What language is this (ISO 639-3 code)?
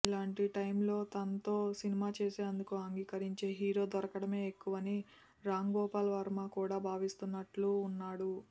tel